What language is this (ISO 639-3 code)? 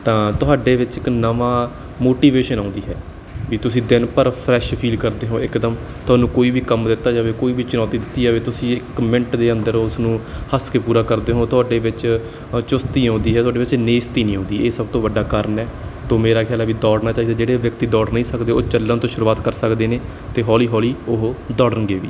pan